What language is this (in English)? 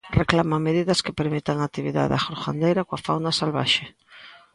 Galician